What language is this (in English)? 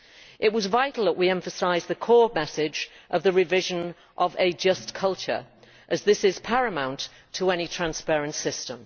English